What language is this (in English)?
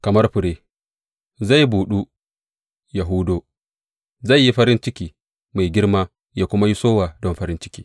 Hausa